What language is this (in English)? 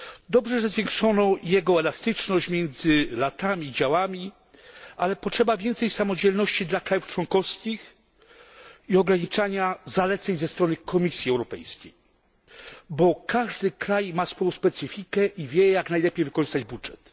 Polish